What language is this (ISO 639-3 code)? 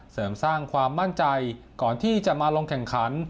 tha